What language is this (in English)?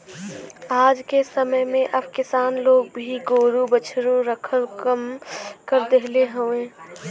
Bhojpuri